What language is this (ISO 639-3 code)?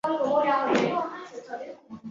zho